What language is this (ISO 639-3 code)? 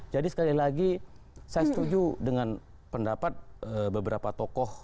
ind